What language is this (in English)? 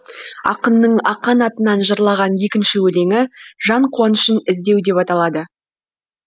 Kazakh